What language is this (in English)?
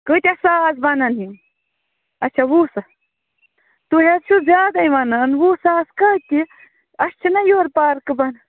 Kashmiri